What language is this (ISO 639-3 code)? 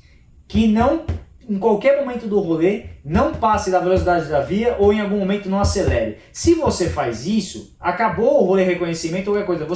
por